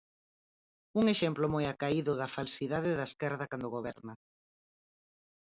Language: Galician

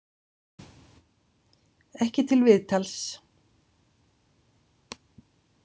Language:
Icelandic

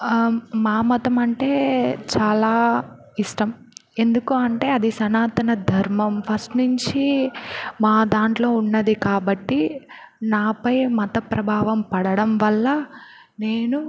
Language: Telugu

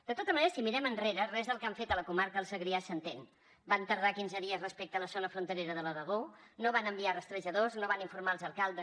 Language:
Catalan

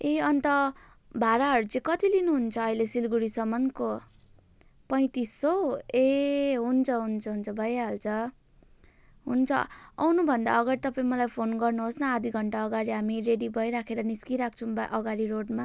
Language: Nepali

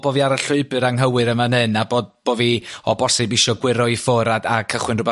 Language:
Welsh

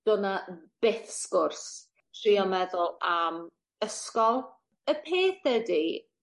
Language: Welsh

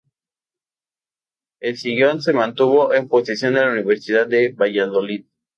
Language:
Spanish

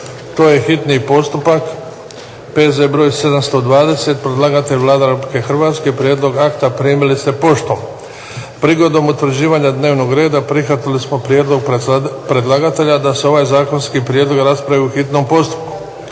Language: Croatian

